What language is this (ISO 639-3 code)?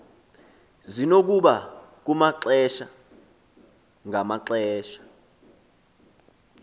xho